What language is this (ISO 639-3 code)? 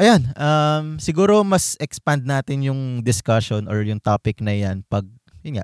fil